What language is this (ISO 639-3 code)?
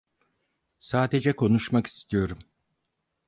tur